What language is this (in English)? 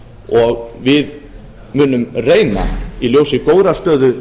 Icelandic